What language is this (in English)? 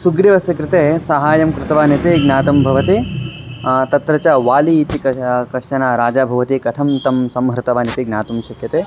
Sanskrit